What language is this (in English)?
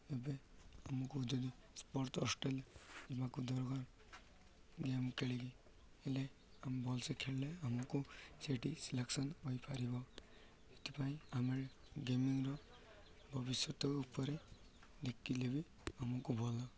Odia